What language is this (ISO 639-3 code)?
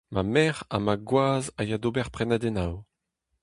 bre